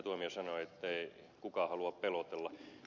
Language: Finnish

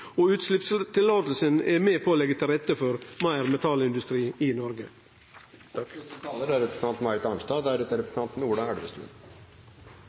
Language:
Norwegian Nynorsk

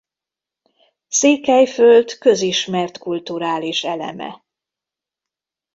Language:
Hungarian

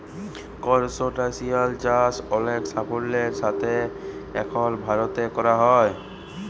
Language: Bangla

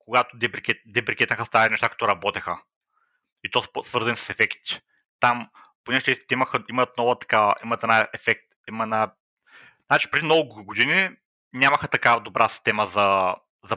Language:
Bulgarian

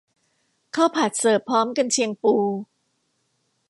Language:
Thai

